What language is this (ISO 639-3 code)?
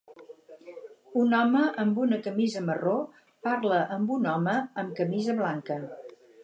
cat